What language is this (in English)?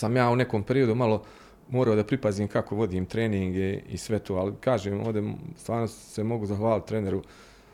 Croatian